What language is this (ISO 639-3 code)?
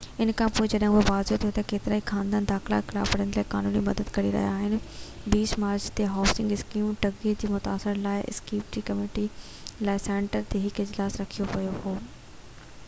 snd